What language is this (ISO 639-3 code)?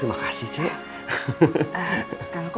ind